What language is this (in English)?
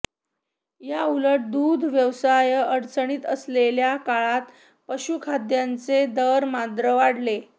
Marathi